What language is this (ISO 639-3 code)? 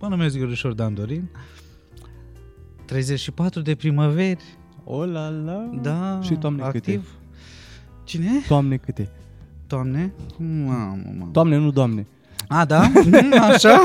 ron